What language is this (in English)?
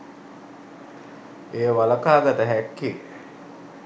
Sinhala